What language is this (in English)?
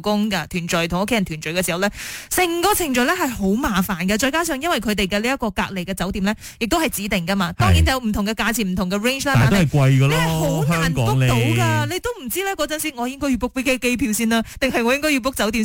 Chinese